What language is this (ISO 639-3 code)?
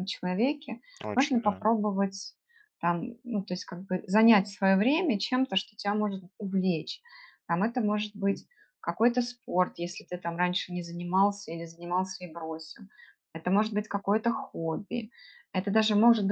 rus